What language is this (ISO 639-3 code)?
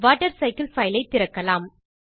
tam